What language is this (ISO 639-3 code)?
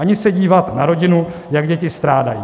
ces